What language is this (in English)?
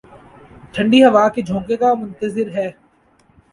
Urdu